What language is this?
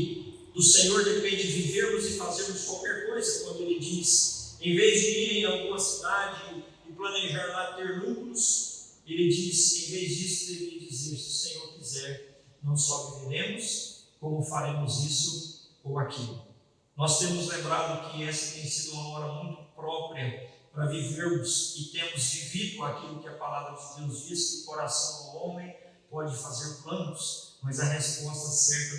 Portuguese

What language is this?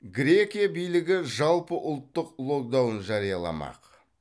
Kazakh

